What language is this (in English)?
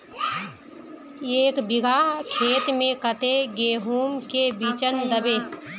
Magahi